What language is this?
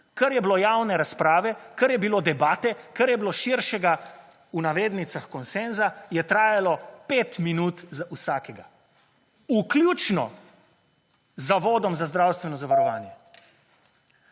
Slovenian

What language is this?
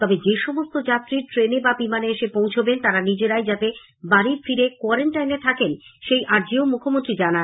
Bangla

